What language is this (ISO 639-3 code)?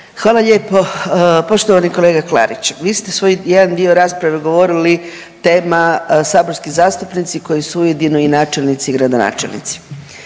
hrv